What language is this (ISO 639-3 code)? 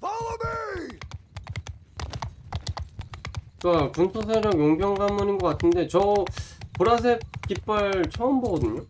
kor